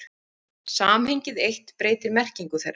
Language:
Icelandic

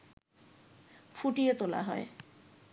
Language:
Bangla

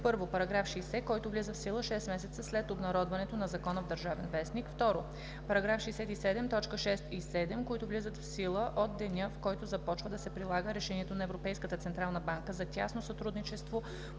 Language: Bulgarian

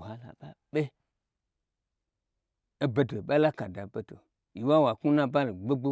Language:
Gbagyi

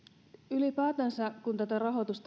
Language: Finnish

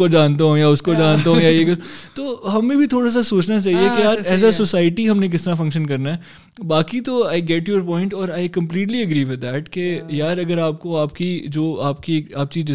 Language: Urdu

